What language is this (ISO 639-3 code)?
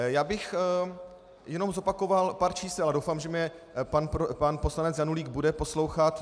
ces